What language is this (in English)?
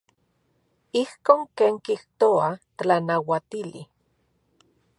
Central Puebla Nahuatl